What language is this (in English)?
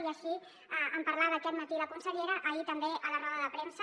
Catalan